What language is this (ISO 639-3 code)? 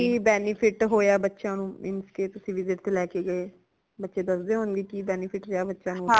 pan